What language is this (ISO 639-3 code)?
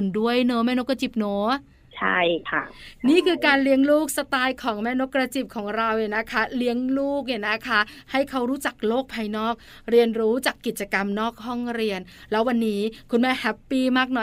tha